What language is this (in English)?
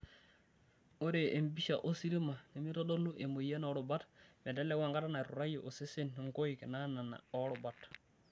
Masai